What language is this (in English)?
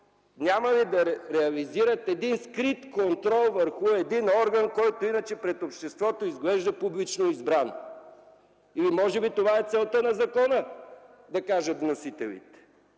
Bulgarian